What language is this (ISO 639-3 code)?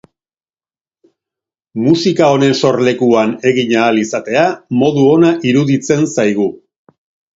eus